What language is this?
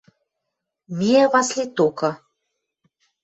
Western Mari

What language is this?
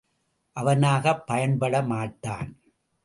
Tamil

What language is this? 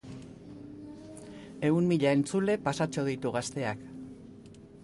Basque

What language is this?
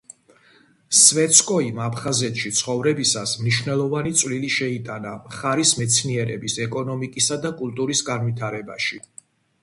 Georgian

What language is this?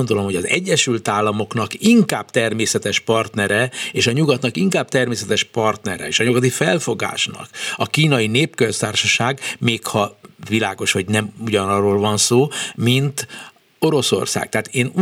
Hungarian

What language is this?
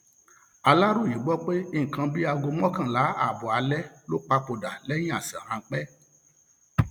Yoruba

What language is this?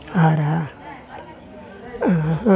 Tamil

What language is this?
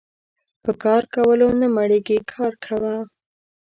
Pashto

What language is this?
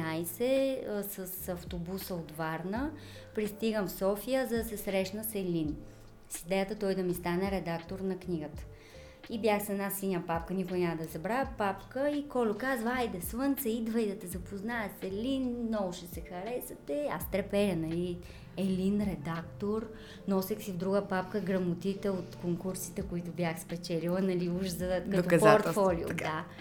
Bulgarian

